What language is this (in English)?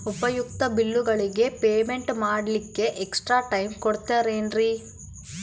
Kannada